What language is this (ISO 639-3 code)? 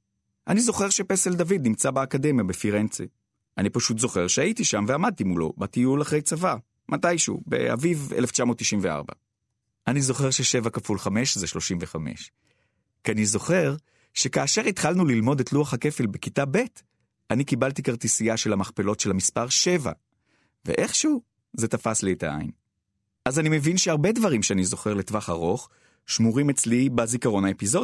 heb